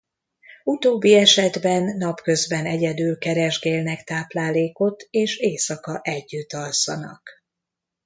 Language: Hungarian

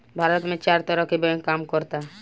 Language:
Bhojpuri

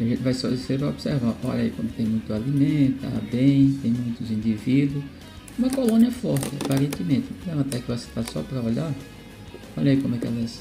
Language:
Portuguese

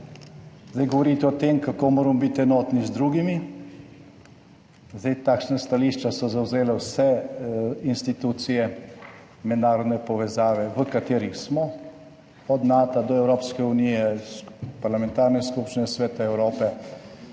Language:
Slovenian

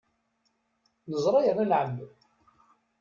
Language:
Kabyle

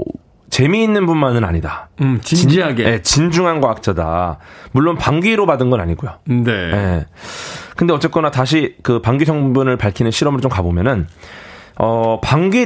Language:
Korean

